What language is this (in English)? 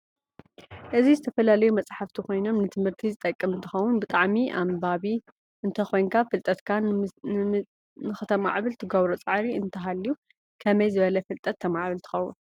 Tigrinya